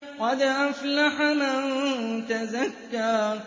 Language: Arabic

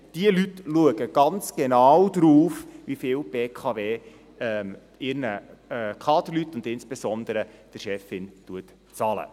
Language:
Swiss German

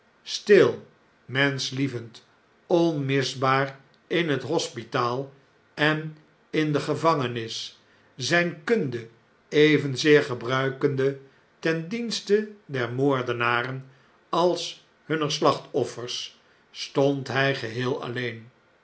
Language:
Dutch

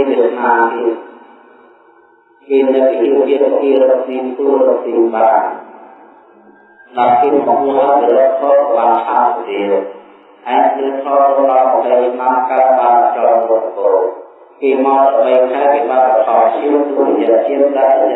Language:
Indonesian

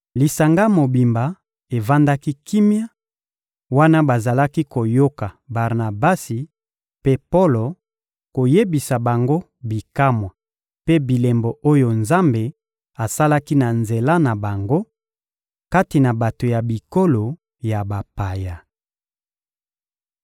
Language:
Lingala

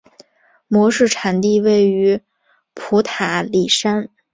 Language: Chinese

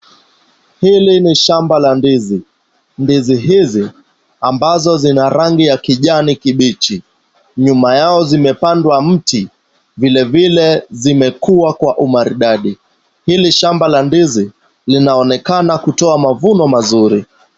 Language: Swahili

